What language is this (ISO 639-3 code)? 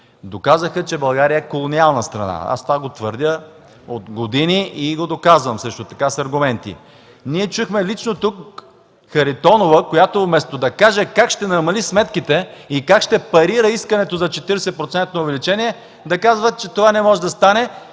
bul